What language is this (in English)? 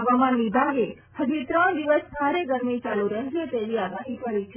Gujarati